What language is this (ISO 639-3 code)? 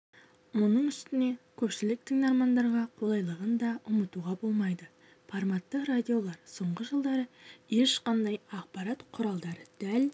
kaz